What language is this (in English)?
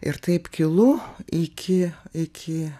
Lithuanian